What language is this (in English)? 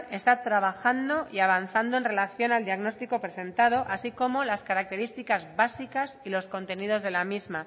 Spanish